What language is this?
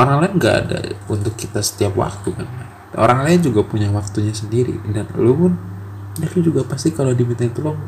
Indonesian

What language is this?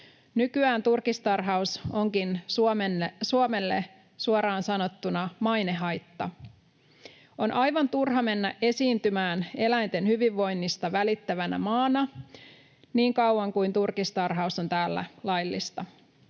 Finnish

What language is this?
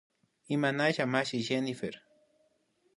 Imbabura Highland Quichua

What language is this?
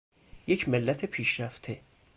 Persian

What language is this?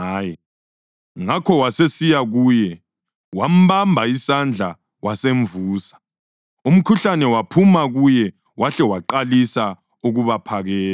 North Ndebele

